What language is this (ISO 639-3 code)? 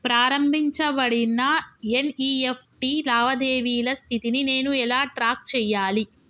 tel